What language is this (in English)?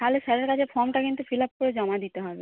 Bangla